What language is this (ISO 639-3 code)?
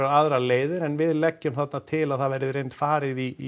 isl